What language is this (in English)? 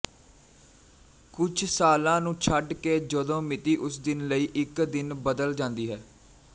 Punjabi